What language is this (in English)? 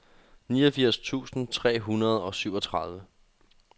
Danish